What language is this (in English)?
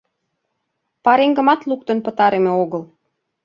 Mari